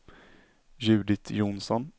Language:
Swedish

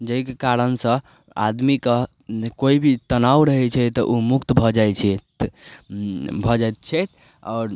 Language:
Maithili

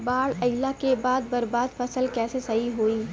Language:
Bhojpuri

